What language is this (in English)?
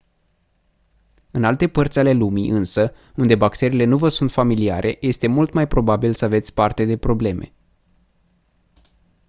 Romanian